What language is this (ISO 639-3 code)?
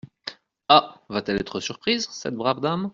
fra